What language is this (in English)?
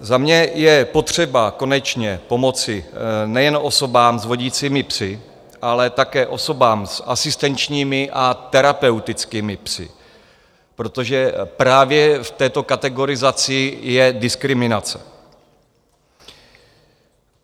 Czech